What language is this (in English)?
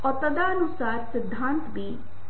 Hindi